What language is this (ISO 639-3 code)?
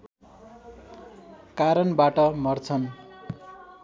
nep